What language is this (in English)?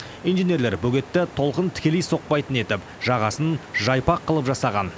Kazakh